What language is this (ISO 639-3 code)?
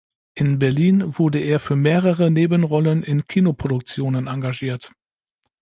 deu